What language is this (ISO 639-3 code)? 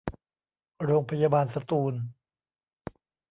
tha